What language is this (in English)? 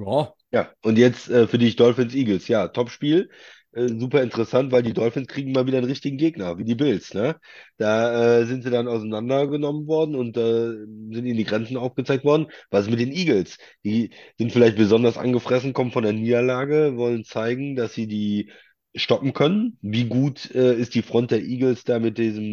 German